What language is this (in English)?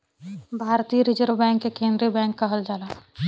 Bhojpuri